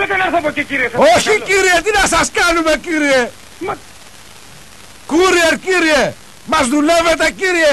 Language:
Greek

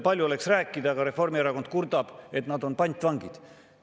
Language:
Estonian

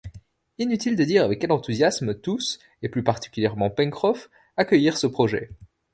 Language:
French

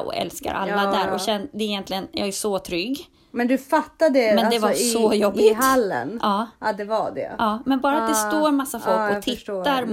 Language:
Swedish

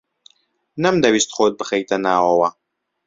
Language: Central Kurdish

